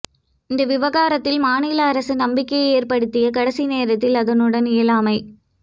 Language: Tamil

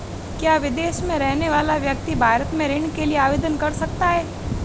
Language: Hindi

